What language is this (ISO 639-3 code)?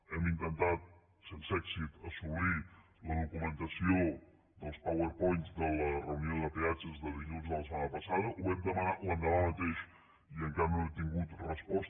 cat